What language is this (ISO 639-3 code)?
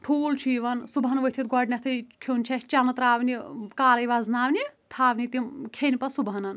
kas